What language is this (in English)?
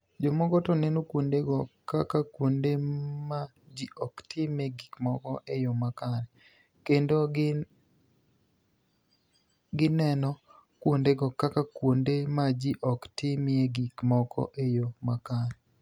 Luo (Kenya and Tanzania)